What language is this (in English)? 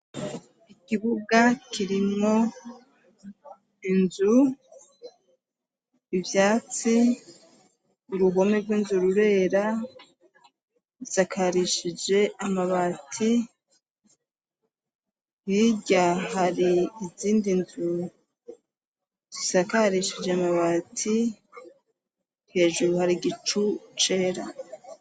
Rundi